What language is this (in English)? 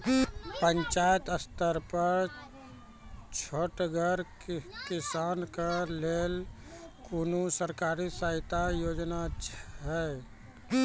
Maithili